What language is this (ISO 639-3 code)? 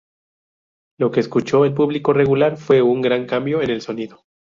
spa